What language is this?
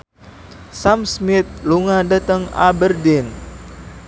Javanese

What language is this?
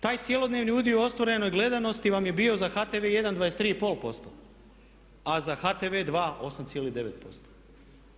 Croatian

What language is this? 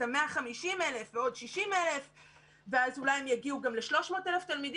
Hebrew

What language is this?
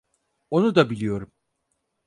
Turkish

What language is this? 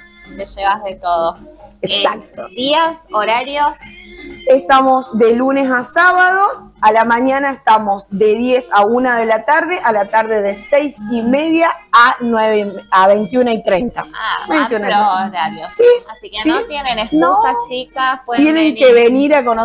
Spanish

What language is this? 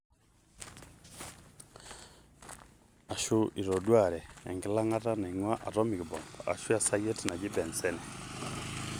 Masai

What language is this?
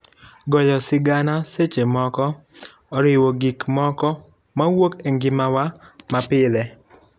Luo (Kenya and Tanzania)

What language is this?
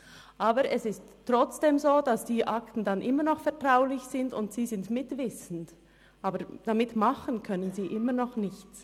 Swiss German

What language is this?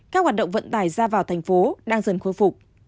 Vietnamese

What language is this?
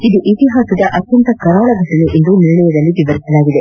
Kannada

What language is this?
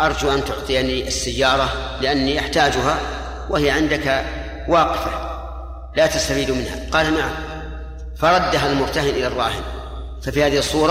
Arabic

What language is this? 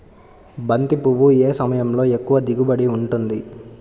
Telugu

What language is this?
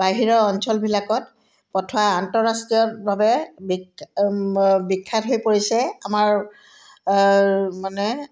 Assamese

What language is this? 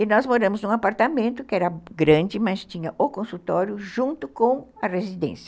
Portuguese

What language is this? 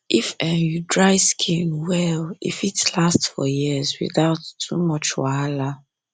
Nigerian Pidgin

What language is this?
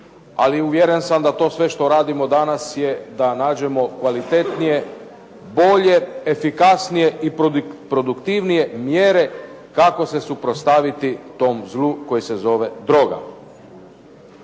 Croatian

